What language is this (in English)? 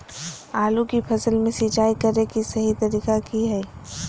Magahi